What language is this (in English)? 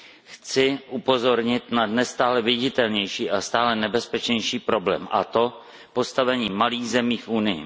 Czech